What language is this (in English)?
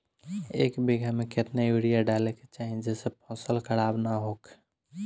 Bhojpuri